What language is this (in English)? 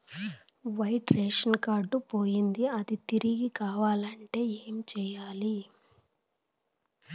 Telugu